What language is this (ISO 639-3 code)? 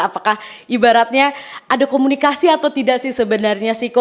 ind